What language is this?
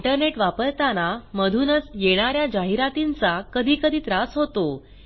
Marathi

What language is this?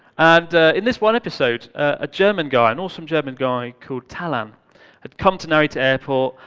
English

